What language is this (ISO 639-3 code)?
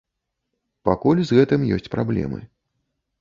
bel